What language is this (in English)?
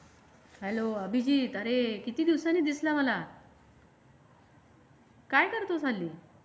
Marathi